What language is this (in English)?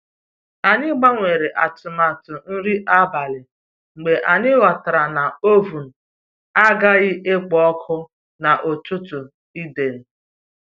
Igbo